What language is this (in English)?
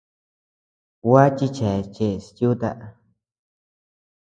Tepeuxila Cuicatec